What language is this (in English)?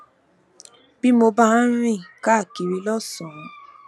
Yoruba